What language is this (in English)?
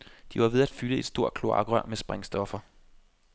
Danish